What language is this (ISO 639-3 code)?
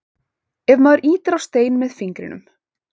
isl